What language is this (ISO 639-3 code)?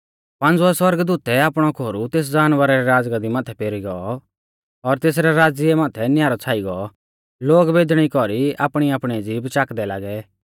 bfz